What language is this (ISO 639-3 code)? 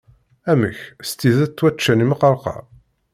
kab